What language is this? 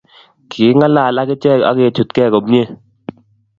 Kalenjin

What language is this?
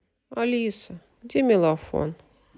Russian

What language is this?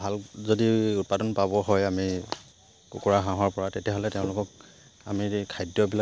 Assamese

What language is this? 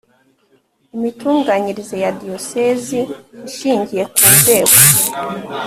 Kinyarwanda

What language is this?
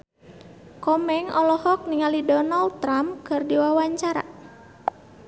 Sundanese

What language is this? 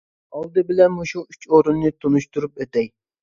Uyghur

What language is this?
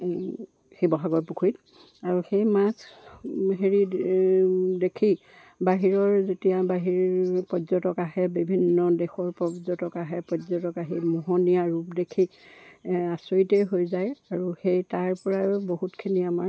Assamese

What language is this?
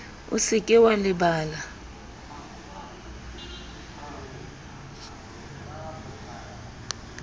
Southern Sotho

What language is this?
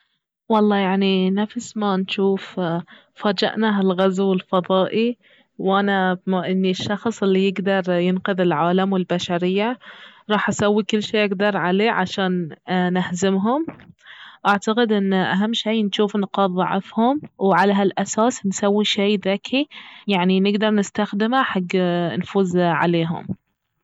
Baharna Arabic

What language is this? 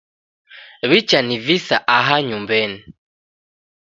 Taita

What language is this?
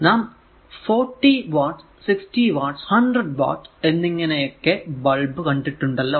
Malayalam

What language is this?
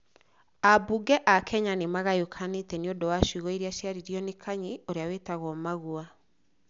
Kikuyu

